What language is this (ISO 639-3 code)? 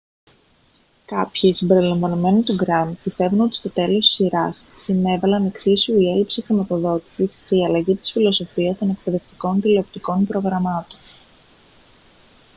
ell